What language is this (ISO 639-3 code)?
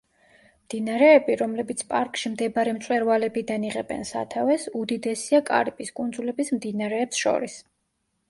kat